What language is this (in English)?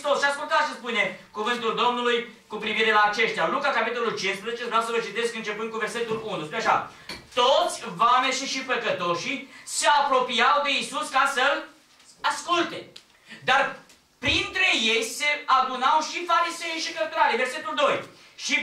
Romanian